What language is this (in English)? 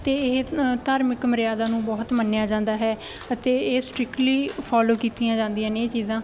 Punjabi